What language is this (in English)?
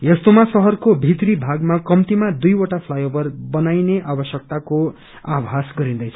Nepali